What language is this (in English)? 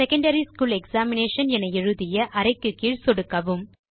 Tamil